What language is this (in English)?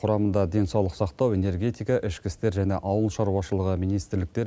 Kazakh